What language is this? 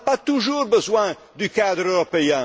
French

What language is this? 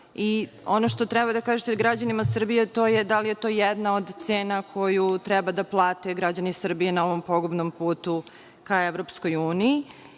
Serbian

